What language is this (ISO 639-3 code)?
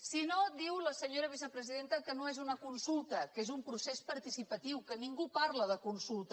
cat